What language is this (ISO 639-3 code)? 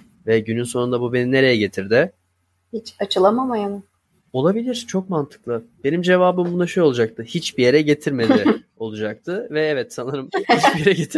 tur